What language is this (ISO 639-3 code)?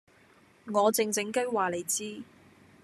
yue